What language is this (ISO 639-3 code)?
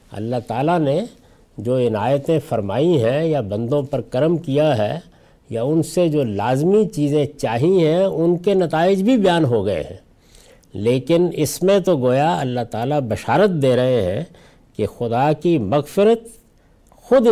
urd